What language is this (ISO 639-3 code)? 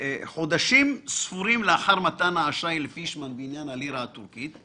heb